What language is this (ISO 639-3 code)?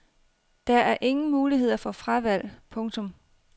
dan